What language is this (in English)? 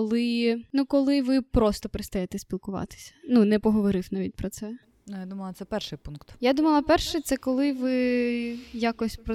Ukrainian